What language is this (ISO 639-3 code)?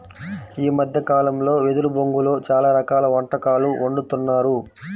tel